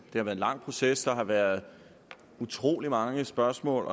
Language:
Danish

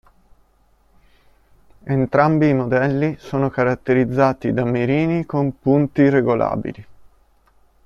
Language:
Italian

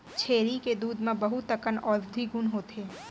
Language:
Chhattisgarhi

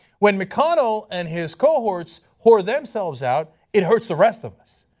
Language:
English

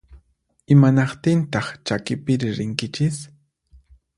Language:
Puno Quechua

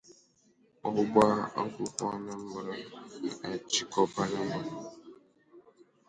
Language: Igbo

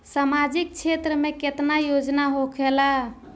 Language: Bhojpuri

